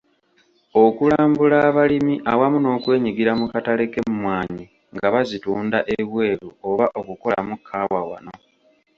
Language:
Ganda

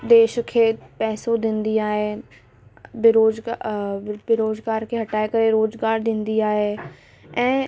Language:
Sindhi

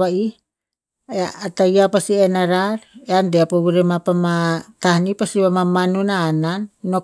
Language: Tinputz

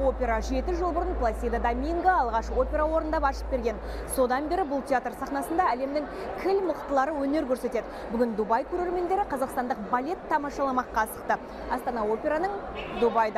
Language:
Turkish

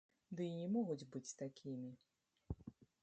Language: Belarusian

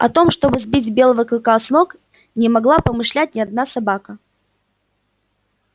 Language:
Russian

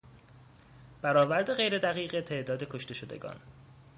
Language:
Persian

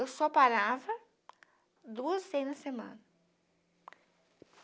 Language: Portuguese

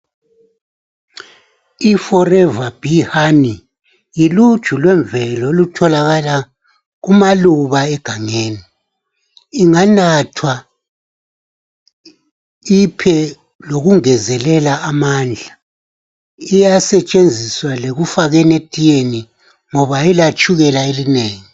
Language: North Ndebele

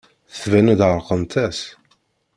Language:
Kabyle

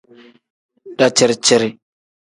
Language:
Tem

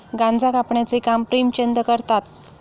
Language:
Marathi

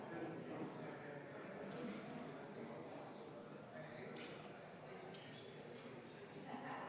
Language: Estonian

